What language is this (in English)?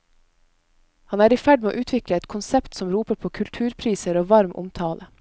Norwegian